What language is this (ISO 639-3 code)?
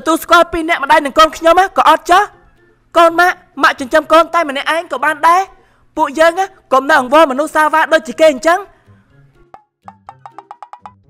vie